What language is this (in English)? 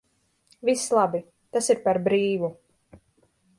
Latvian